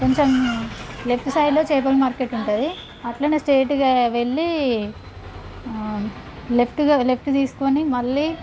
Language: Telugu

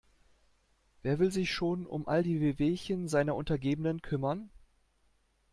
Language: German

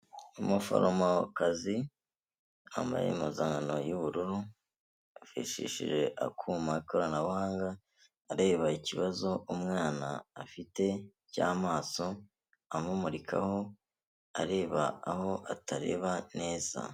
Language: Kinyarwanda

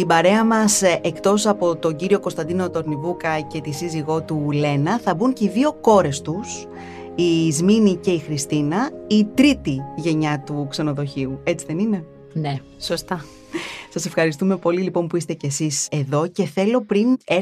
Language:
Greek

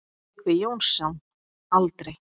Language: Icelandic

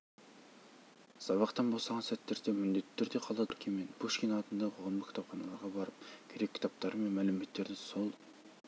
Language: Kazakh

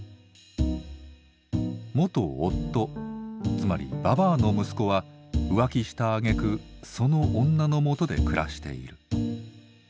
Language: Japanese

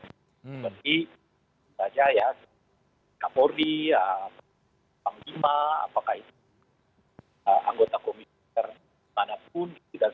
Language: Indonesian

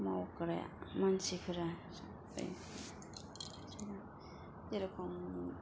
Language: Bodo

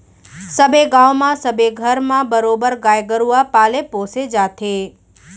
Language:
Chhattisgarhi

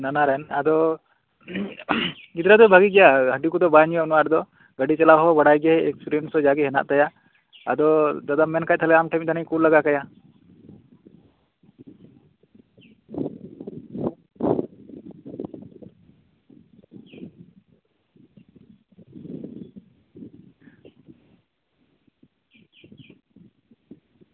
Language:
Santali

